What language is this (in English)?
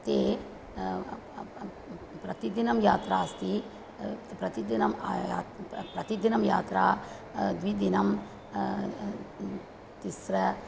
Sanskrit